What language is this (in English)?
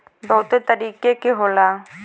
Bhojpuri